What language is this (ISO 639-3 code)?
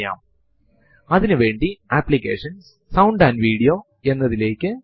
mal